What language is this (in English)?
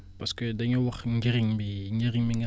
Wolof